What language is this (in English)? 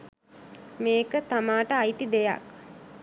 Sinhala